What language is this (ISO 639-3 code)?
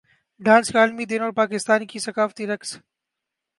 urd